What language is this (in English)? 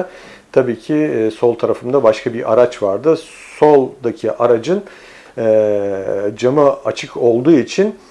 Turkish